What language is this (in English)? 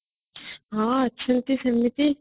Odia